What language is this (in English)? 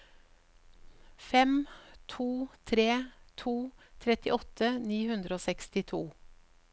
Norwegian